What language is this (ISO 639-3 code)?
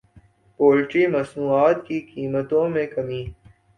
urd